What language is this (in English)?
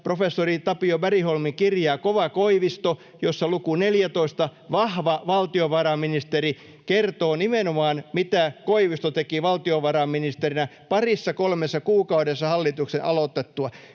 Finnish